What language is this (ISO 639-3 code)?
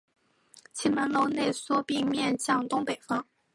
zho